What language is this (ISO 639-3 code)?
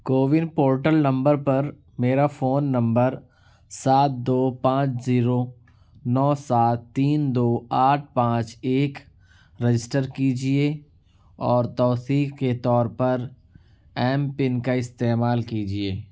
urd